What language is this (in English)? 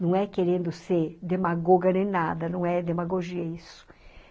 Portuguese